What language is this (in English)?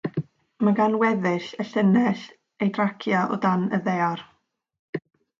Welsh